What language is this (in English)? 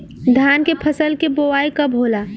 Bhojpuri